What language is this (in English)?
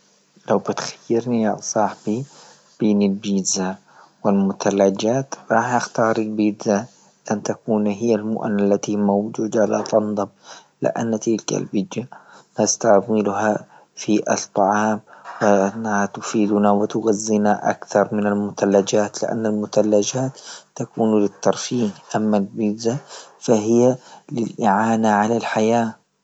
Libyan Arabic